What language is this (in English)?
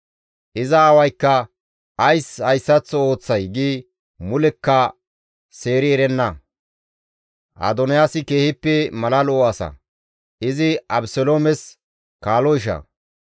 Gamo